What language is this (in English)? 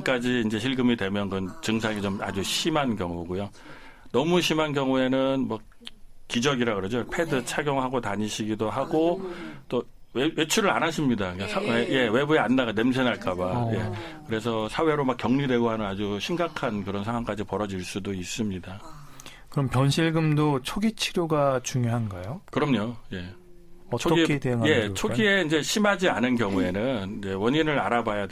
Korean